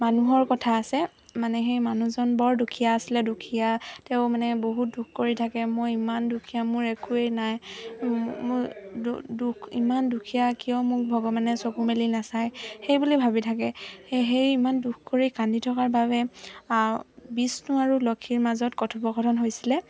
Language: Assamese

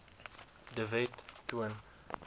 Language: Afrikaans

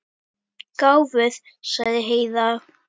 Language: Icelandic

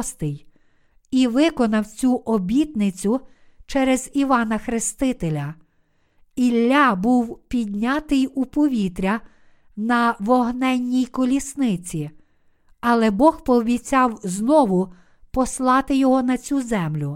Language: Ukrainian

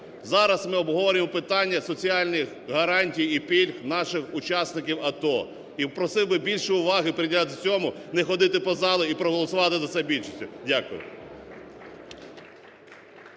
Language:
Ukrainian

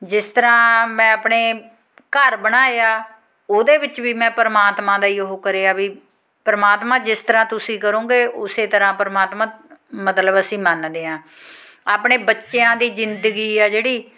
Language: Punjabi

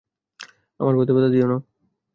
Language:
Bangla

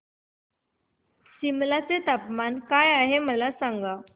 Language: Marathi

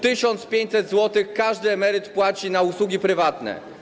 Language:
Polish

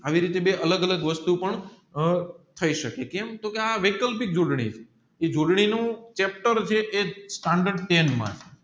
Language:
Gujarati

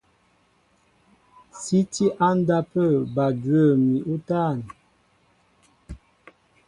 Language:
Mbo (Cameroon)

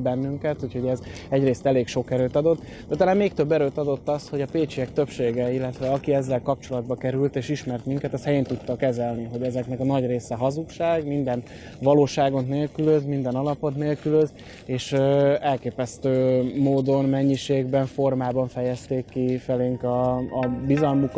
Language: Hungarian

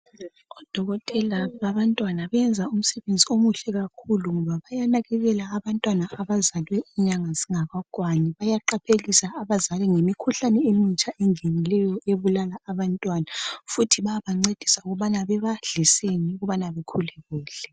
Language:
North Ndebele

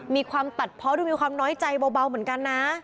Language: Thai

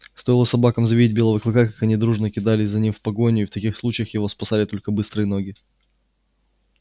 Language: Russian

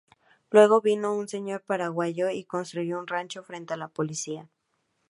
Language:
Spanish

